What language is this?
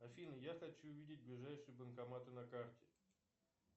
Russian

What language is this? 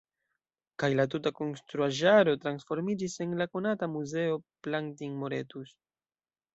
Esperanto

